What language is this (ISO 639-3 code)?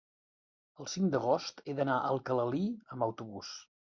cat